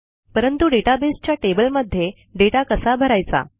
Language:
Marathi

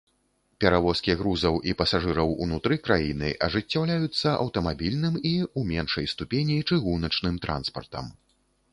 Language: Belarusian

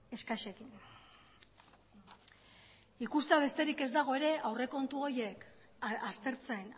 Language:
Basque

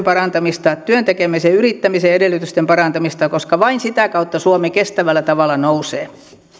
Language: Finnish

